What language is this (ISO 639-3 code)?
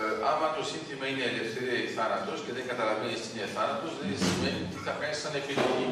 ell